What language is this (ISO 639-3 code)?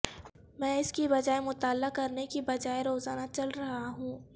urd